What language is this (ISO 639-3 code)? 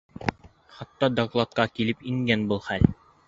bak